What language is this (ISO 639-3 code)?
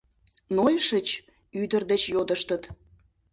chm